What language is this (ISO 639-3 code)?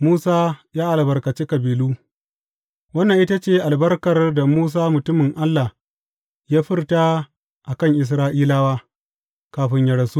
hau